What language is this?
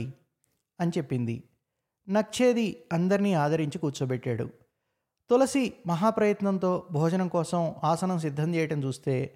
Telugu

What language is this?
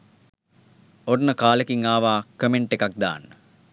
Sinhala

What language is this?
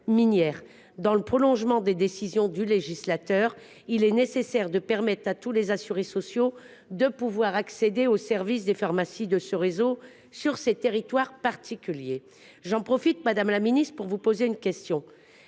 French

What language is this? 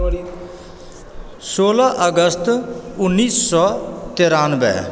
Maithili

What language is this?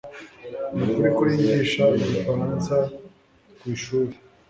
Kinyarwanda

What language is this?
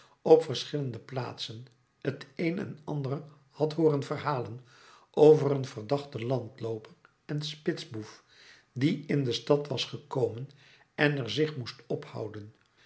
Dutch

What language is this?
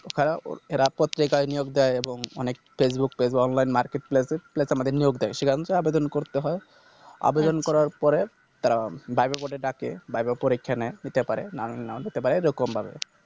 Bangla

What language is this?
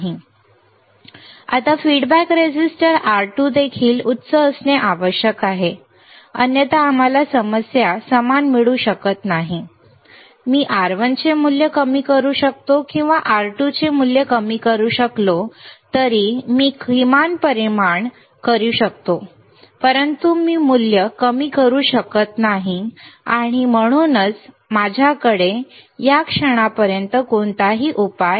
Marathi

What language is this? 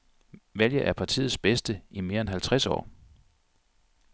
Danish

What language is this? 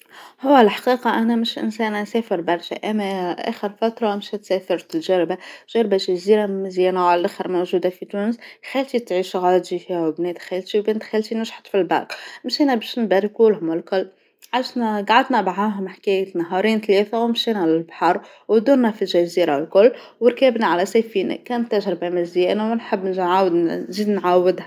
Tunisian Arabic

